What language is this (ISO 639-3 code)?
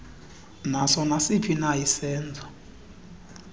xho